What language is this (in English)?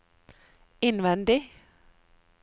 Norwegian